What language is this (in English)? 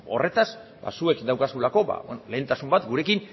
Basque